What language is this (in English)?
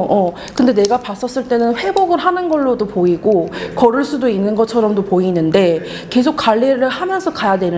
Korean